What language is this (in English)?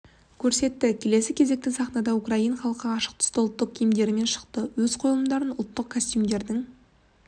Kazakh